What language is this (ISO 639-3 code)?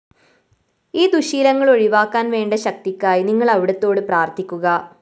mal